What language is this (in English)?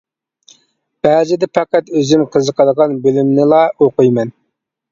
Uyghur